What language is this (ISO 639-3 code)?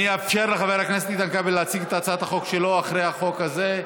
heb